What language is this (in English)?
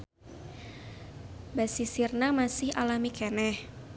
Sundanese